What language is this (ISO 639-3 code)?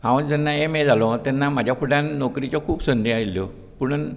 kok